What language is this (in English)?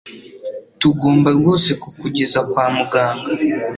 Kinyarwanda